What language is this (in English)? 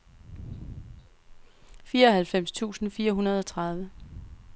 Danish